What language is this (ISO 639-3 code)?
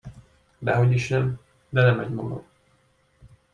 hun